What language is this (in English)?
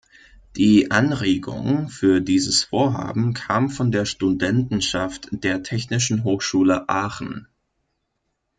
German